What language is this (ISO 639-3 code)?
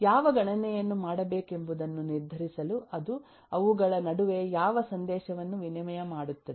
kan